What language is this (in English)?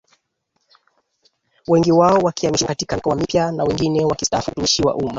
Swahili